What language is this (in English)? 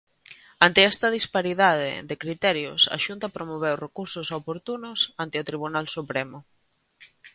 Galician